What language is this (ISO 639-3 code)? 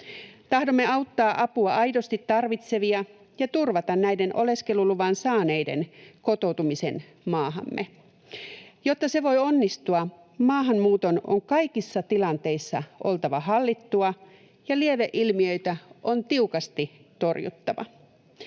fin